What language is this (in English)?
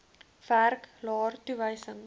Afrikaans